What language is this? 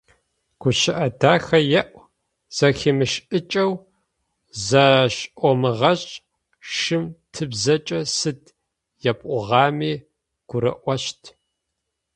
Adyghe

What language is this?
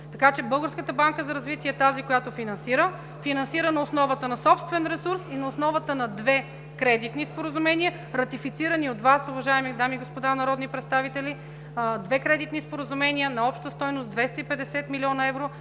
Bulgarian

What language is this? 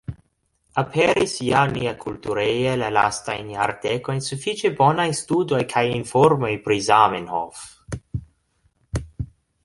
Esperanto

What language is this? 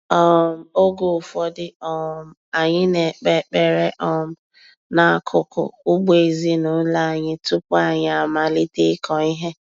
Igbo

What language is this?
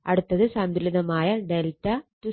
Malayalam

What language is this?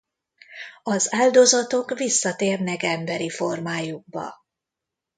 Hungarian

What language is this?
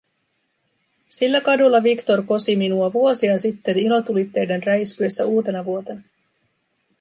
Finnish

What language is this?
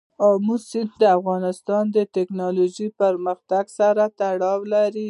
Pashto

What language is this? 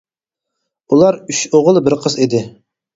Uyghur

